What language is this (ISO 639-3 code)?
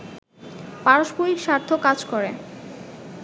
ben